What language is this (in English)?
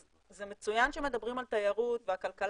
Hebrew